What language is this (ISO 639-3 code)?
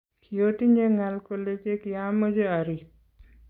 kln